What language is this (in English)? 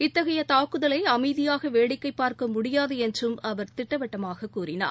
Tamil